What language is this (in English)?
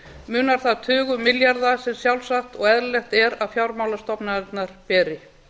Icelandic